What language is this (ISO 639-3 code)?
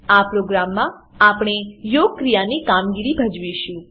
guj